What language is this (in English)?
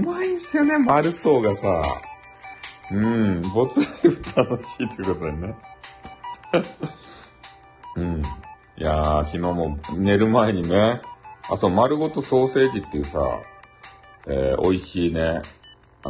Japanese